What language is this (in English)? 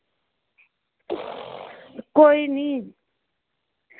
Dogri